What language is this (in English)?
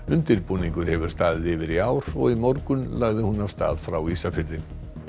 Icelandic